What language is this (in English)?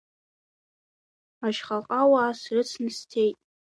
Abkhazian